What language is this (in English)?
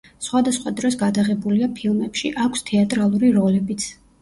Georgian